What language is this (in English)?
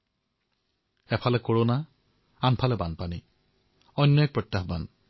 Assamese